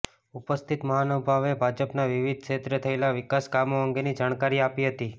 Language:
Gujarati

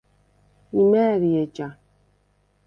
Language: Svan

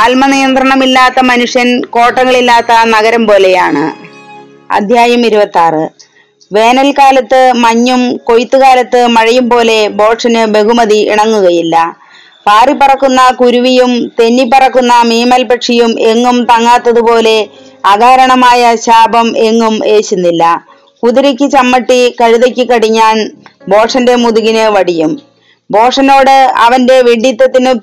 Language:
Malayalam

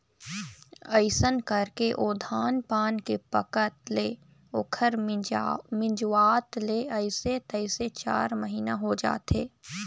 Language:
Chhattisgarhi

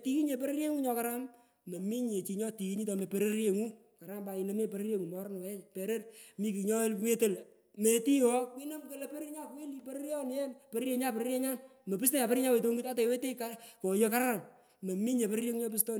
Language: Pökoot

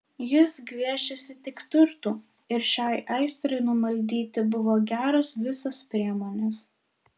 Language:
Lithuanian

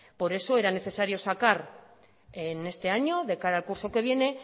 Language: Spanish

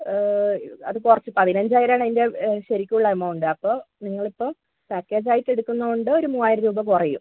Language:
Malayalam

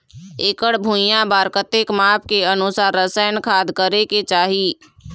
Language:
Chhattisgarhi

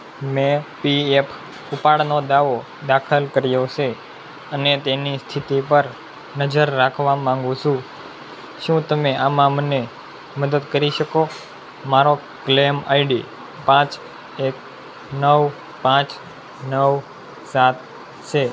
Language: Gujarati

